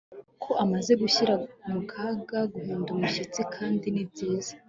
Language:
Kinyarwanda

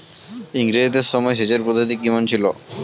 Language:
Bangla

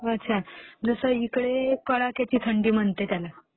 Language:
Marathi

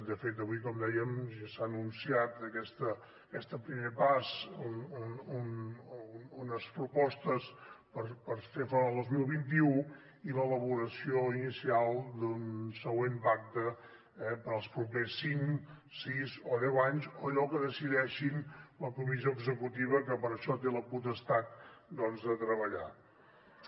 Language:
Catalan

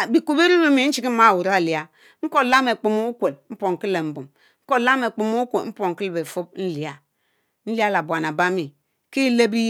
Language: Mbe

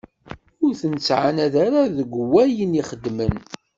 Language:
Kabyle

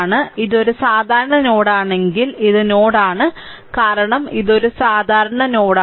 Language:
Malayalam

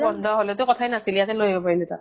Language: Assamese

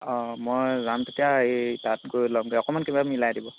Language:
Assamese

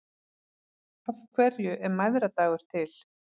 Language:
Icelandic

